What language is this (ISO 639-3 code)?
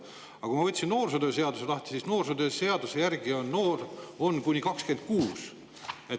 est